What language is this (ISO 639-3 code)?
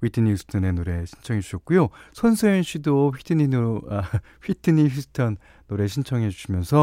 kor